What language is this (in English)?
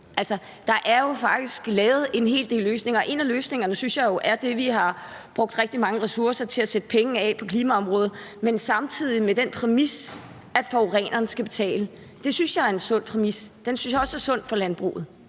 Danish